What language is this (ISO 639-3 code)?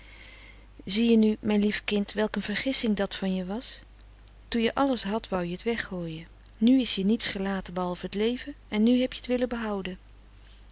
nld